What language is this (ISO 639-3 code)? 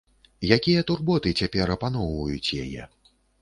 bel